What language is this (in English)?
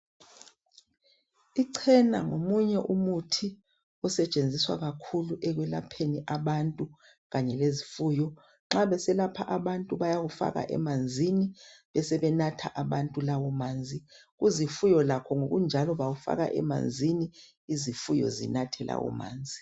North Ndebele